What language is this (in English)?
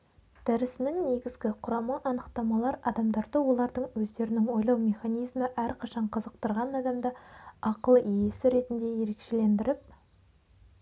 Kazakh